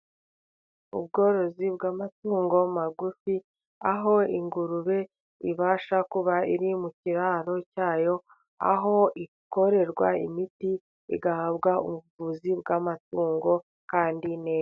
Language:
Kinyarwanda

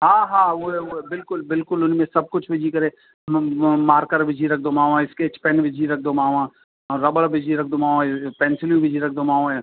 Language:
Sindhi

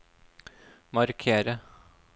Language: Norwegian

